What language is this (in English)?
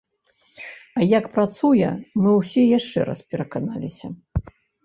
Belarusian